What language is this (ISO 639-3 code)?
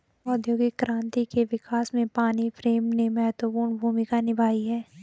hin